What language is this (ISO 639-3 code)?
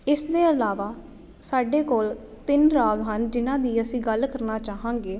pan